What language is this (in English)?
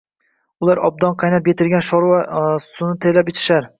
Uzbek